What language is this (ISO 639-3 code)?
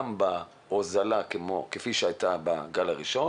heb